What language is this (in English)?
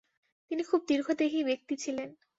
Bangla